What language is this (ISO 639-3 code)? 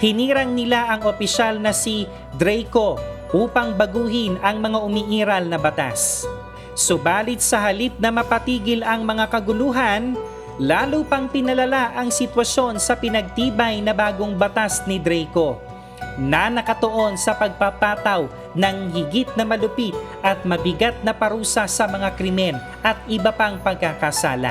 fil